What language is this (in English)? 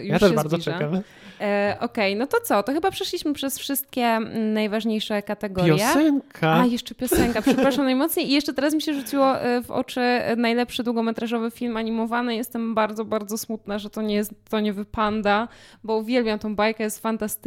Polish